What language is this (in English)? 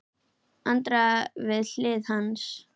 Icelandic